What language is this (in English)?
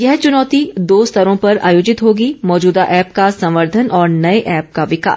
Hindi